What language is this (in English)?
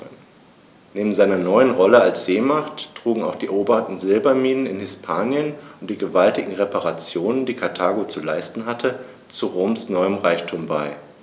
German